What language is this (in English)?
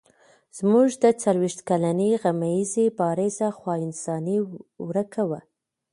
Pashto